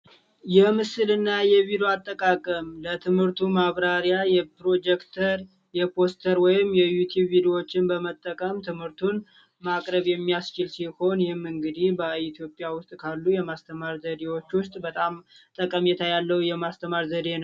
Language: Amharic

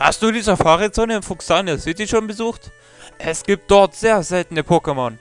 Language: German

